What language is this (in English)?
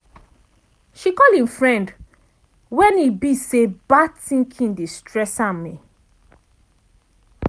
Nigerian Pidgin